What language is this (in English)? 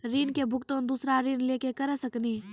Maithili